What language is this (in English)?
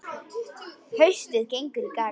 Icelandic